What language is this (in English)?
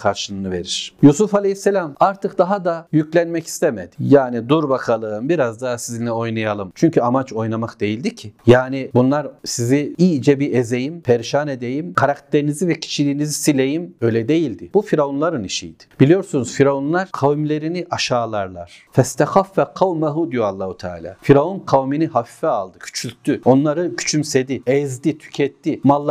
Turkish